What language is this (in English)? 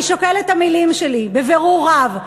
Hebrew